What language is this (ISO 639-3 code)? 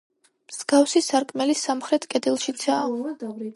kat